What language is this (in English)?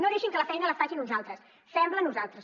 Catalan